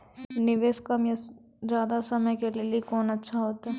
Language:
Maithili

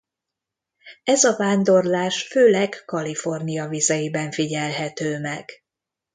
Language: Hungarian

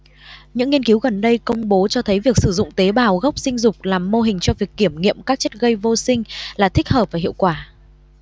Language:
Vietnamese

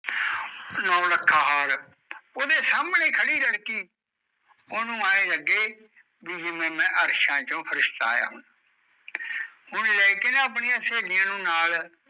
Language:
Punjabi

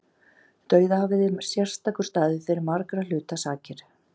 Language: Icelandic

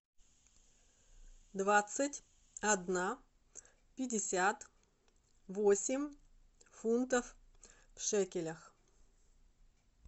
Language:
Russian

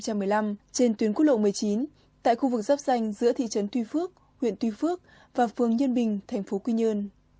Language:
Vietnamese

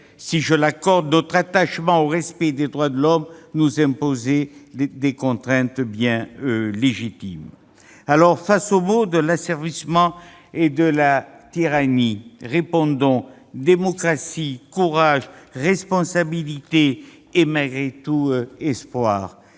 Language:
French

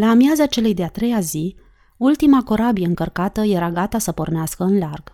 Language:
Romanian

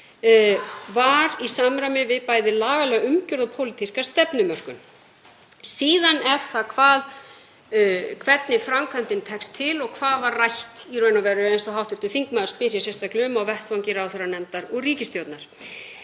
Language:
Icelandic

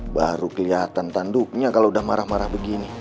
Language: Indonesian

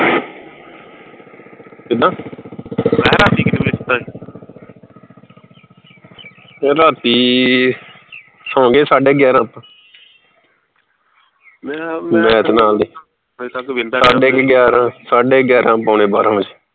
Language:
Punjabi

